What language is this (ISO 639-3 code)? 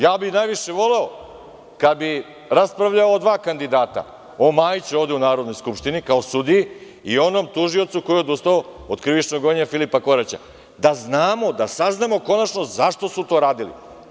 srp